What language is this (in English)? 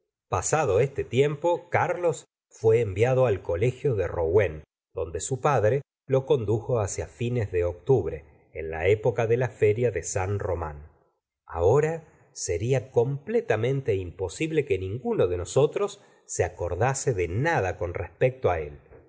Spanish